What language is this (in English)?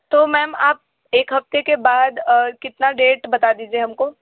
Hindi